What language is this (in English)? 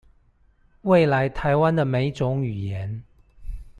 Chinese